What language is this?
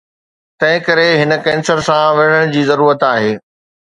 Sindhi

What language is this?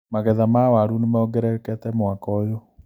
Kikuyu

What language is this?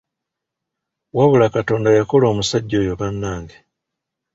Ganda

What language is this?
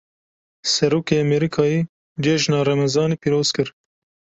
Kurdish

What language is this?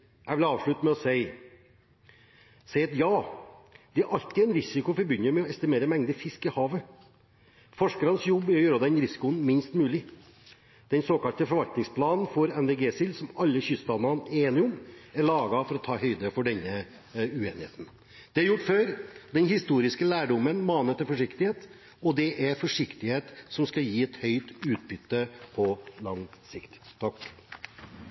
Norwegian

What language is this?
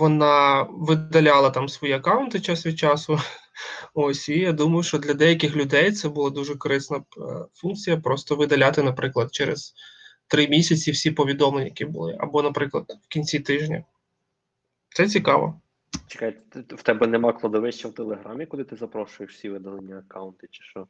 Ukrainian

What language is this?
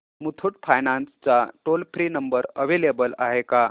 Marathi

